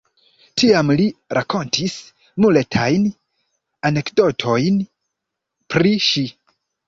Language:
Esperanto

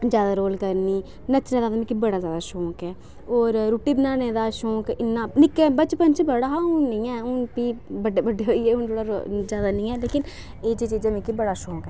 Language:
Dogri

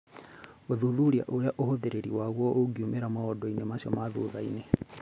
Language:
Kikuyu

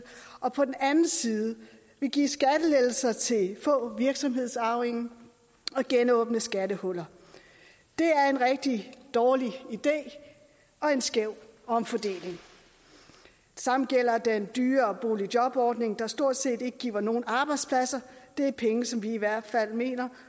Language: Danish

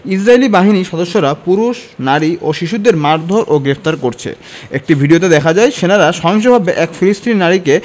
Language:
Bangla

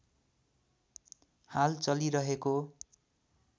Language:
Nepali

